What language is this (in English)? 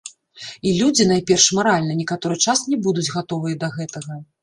Belarusian